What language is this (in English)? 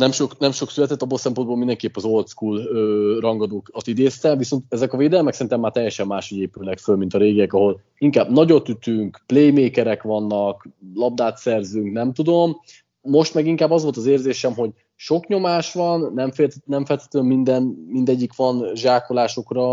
Hungarian